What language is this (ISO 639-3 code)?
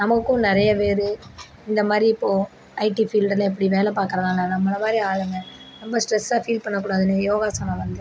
tam